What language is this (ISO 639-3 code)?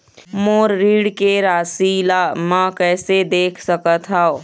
hne